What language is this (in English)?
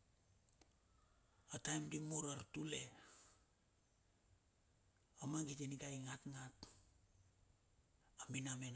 Bilur